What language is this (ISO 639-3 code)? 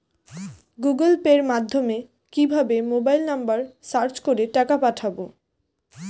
ben